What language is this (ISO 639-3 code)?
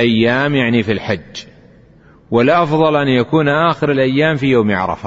ara